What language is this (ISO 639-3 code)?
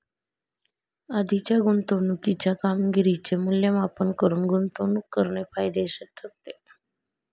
mar